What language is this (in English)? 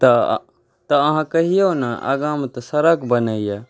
Maithili